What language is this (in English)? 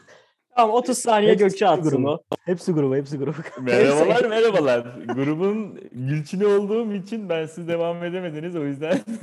Turkish